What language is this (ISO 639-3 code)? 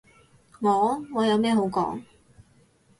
yue